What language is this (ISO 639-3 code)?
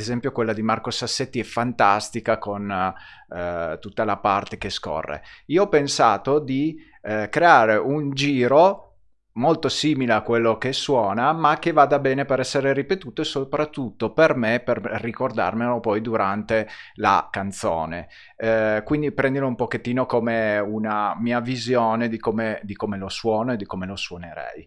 ita